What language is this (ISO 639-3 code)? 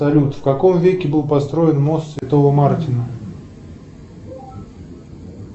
rus